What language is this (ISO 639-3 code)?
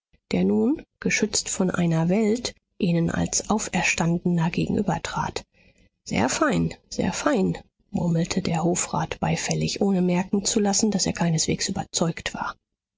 deu